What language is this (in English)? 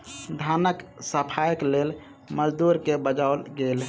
Maithili